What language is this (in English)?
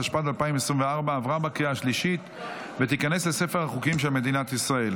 Hebrew